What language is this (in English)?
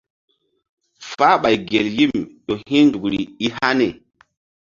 Mbum